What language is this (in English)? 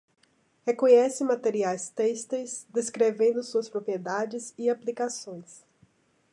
Portuguese